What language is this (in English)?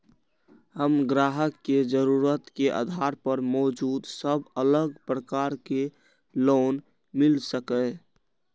Maithili